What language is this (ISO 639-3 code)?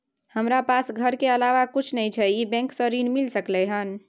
mai